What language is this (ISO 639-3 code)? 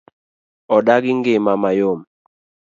luo